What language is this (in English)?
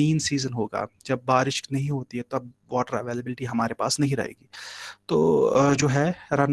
Hindi